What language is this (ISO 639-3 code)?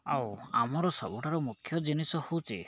ori